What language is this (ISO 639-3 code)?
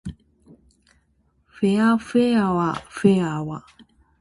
jpn